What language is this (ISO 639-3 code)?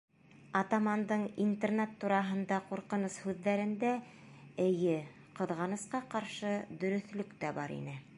bak